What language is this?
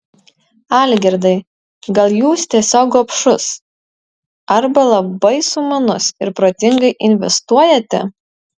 Lithuanian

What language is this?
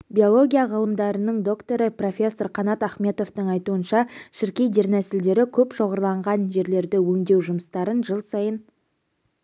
Kazakh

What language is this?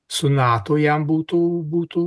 Lithuanian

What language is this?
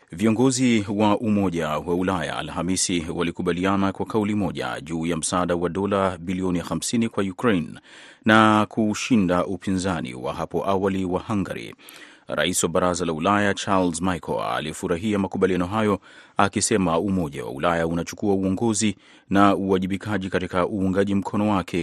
Swahili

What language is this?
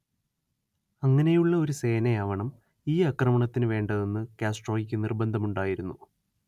Malayalam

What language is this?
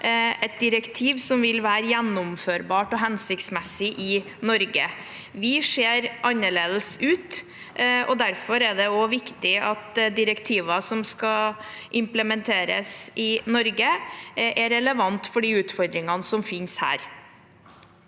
Norwegian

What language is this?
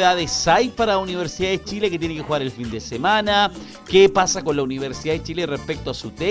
Spanish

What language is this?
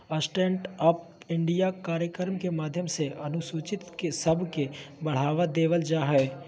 Magahi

